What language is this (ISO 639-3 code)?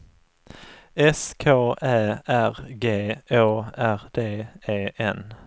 swe